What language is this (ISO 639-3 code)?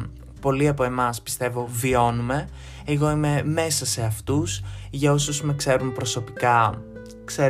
ell